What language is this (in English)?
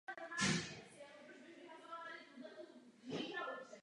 Czech